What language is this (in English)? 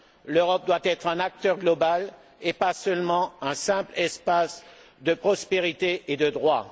French